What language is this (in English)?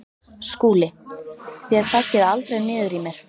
Icelandic